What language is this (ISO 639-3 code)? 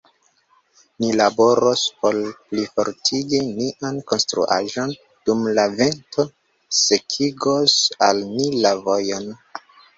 epo